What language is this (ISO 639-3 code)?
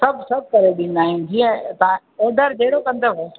snd